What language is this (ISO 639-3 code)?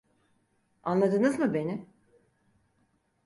tur